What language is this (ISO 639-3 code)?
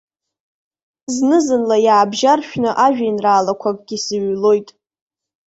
abk